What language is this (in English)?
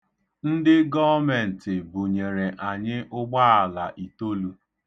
Igbo